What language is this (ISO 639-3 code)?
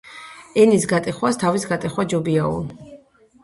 kat